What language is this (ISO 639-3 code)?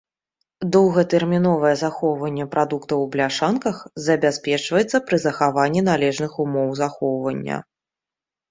bel